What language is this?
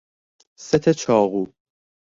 Persian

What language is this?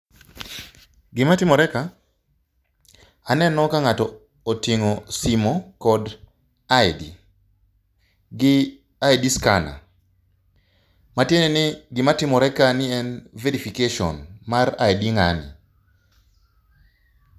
Luo (Kenya and Tanzania)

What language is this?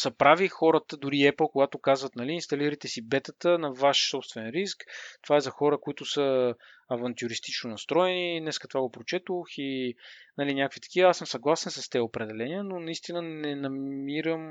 Bulgarian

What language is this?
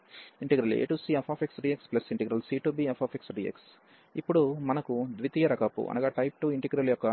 Telugu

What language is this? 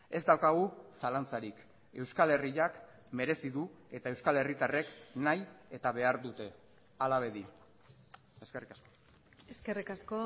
Basque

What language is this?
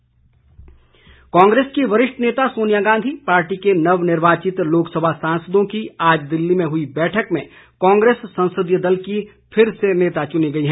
Hindi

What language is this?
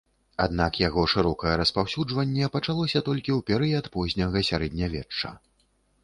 Belarusian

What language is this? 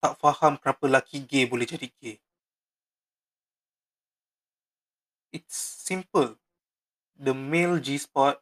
Malay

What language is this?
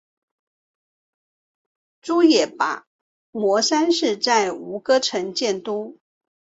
Chinese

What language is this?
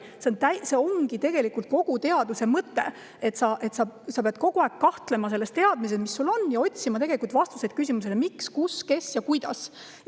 Estonian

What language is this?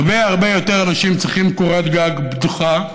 Hebrew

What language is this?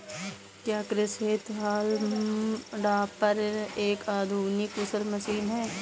Hindi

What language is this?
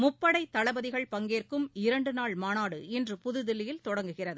Tamil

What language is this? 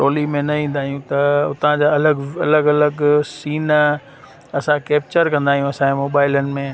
Sindhi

